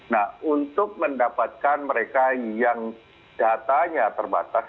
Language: Indonesian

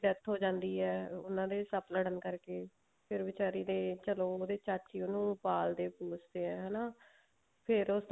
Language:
Punjabi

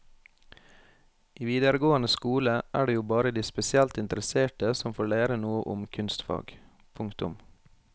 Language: Norwegian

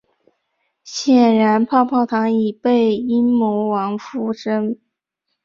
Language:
Chinese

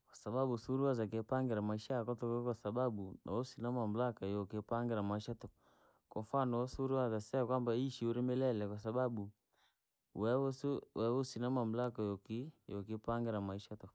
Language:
Langi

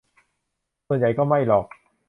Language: Thai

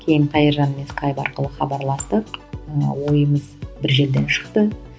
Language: Kazakh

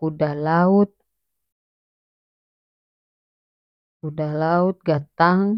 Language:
North Moluccan Malay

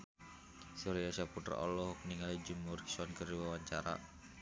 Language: Sundanese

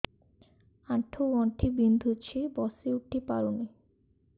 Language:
Odia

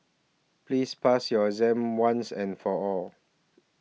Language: English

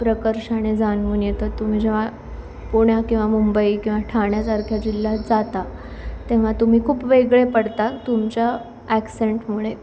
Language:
Marathi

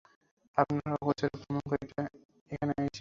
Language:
Bangla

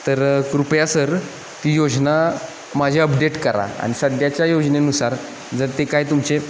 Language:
Marathi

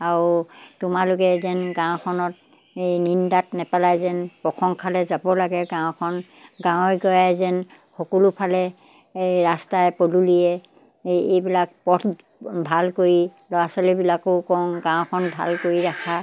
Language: Assamese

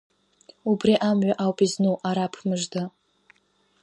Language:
Abkhazian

